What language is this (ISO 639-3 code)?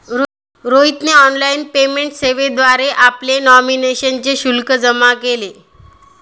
mar